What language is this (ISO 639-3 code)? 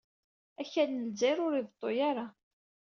kab